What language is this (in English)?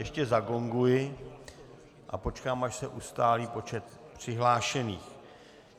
Czech